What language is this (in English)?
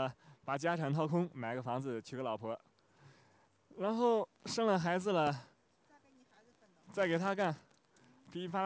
Chinese